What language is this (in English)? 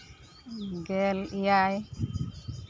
Santali